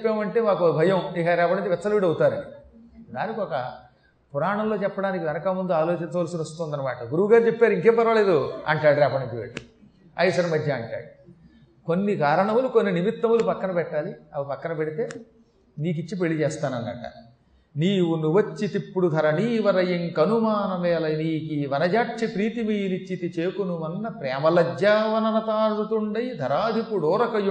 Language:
Telugu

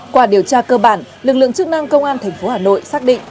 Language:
Vietnamese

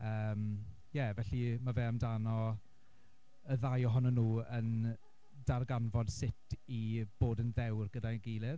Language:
Welsh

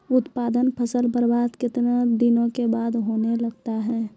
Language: Maithili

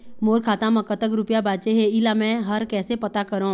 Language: Chhattisgarhi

